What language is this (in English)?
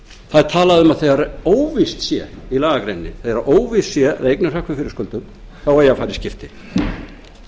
Icelandic